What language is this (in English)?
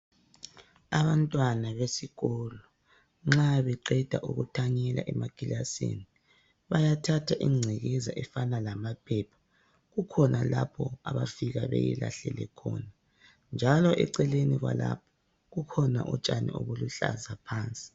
North Ndebele